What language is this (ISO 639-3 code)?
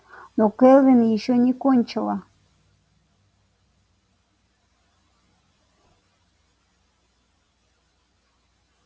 rus